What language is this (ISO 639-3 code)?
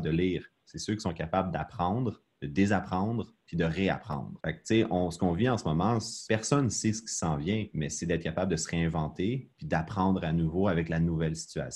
fra